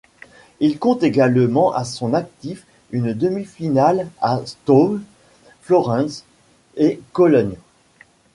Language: French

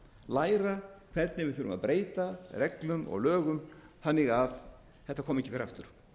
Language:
Icelandic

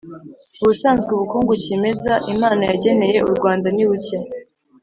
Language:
Kinyarwanda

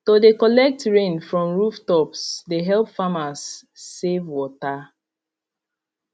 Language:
Nigerian Pidgin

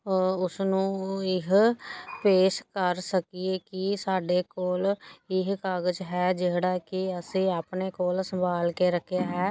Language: Punjabi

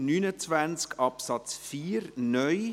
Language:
Swiss German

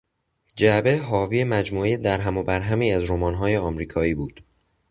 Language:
Persian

